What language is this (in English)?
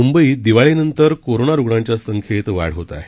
Marathi